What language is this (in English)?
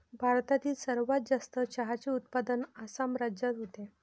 Marathi